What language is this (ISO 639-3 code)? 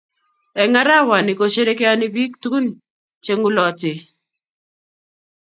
kln